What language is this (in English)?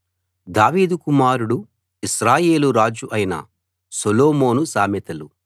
Telugu